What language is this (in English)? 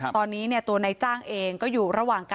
Thai